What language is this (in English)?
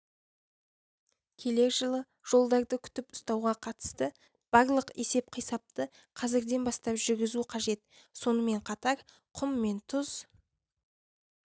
Kazakh